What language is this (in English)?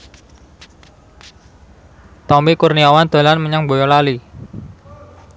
Javanese